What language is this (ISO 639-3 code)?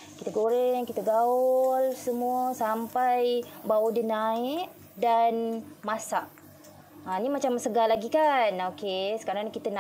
msa